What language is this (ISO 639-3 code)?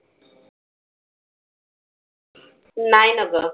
mar